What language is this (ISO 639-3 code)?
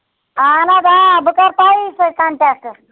kas